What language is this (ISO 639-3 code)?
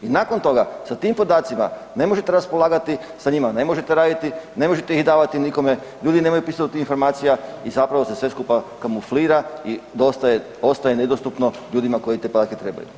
hrv